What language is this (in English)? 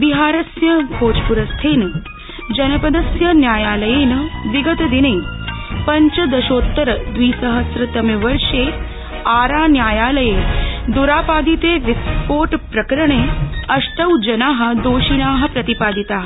Sanskrit